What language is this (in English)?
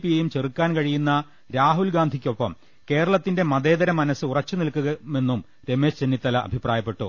Malayalam